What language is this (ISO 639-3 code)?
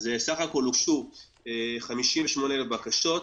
heb